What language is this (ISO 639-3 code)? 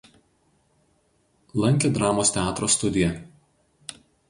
lit